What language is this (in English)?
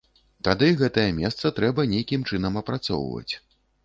Belarusian